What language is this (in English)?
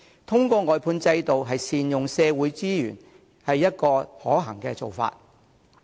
Cantonese